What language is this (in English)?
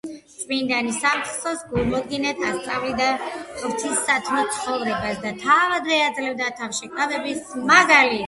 Georgian